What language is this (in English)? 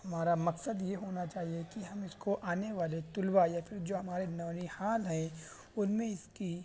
Urdu